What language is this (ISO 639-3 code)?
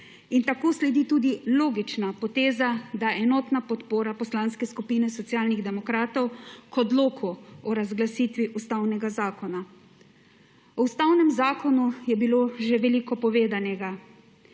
slv